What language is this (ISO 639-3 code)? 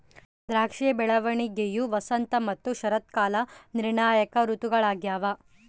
kan